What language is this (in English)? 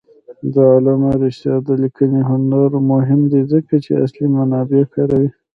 Pashto